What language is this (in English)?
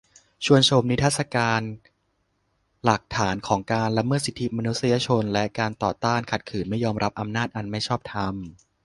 Thai